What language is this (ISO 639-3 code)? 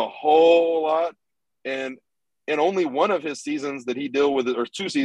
eng